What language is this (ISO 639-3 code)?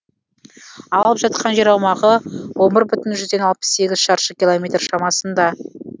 kaz